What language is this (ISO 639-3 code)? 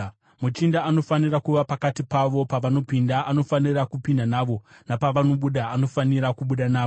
sna